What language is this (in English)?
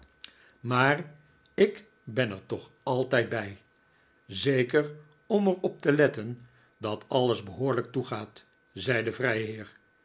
Dutch